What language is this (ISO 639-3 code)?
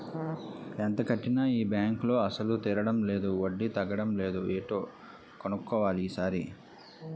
tel